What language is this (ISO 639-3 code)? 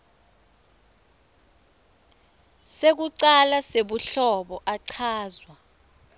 ssw